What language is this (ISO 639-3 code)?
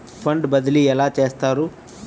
tel